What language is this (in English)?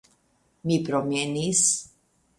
Esperanto